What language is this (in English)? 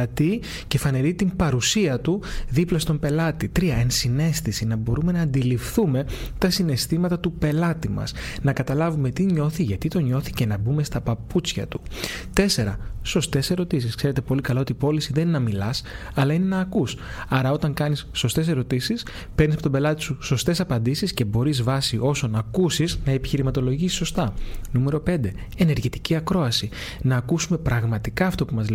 Greek